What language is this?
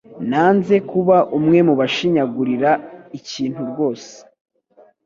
Kinyarwanda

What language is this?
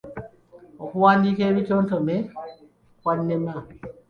Ganda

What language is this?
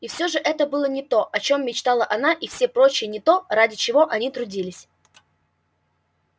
Russian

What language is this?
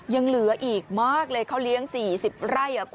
Thai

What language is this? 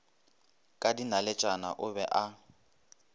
Northern Sotho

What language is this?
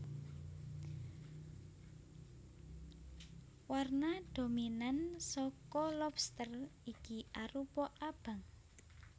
Javanese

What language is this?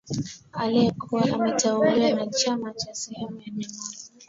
Swahili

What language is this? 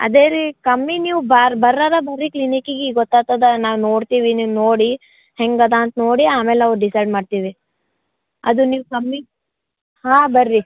Kannada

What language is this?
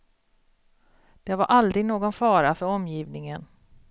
Swedish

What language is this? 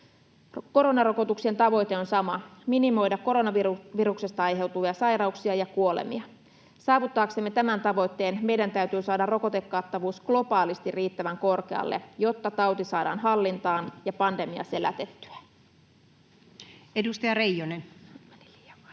Finnish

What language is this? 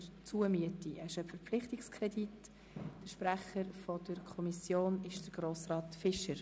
Swiss German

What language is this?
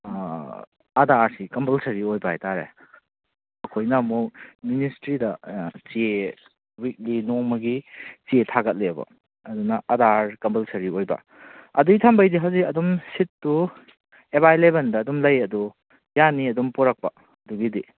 Manipuri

